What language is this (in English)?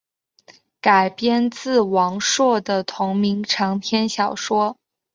Chinese